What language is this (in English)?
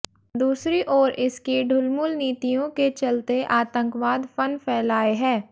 Hindi